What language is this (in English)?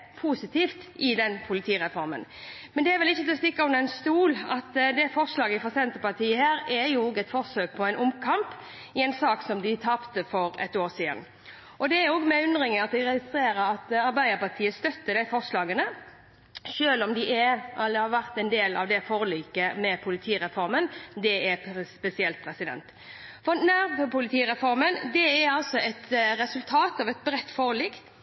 Norwegian Bokmål